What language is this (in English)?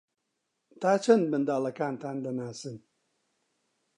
Central Kurdish